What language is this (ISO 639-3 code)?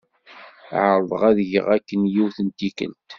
kab